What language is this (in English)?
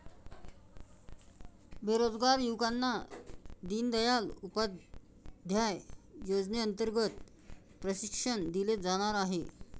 Marathi